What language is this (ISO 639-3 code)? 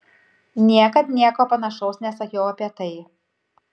lit